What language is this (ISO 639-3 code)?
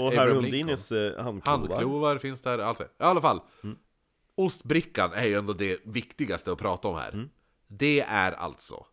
swe